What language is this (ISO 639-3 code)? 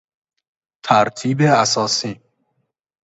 fas